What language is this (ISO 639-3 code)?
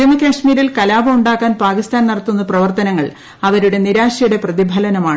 mal